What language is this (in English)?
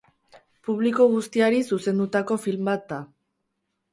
Basque